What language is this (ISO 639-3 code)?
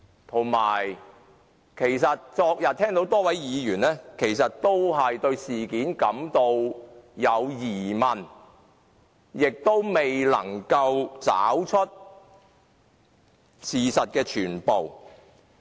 yue